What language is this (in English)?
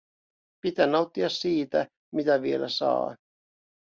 Finnish